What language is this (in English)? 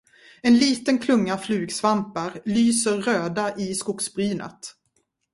Swedish